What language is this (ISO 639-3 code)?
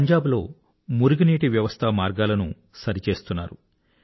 tel